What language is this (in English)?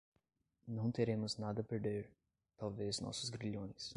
Portuguese